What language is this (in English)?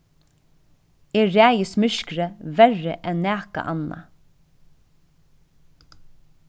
Faroese